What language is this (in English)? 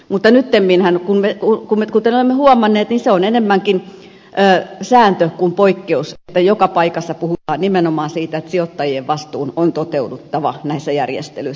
Finnish